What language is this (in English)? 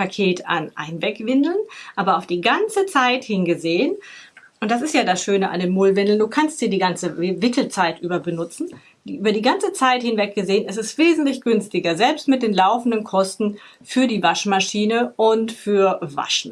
German